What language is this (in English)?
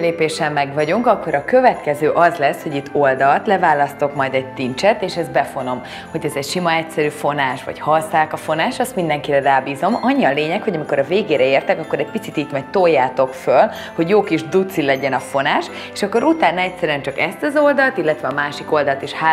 Hungarian